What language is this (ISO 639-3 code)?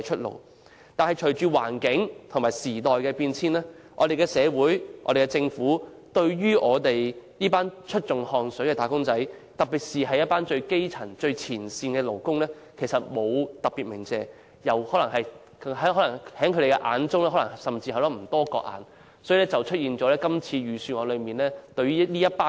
yue